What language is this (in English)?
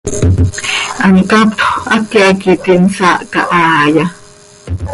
Seri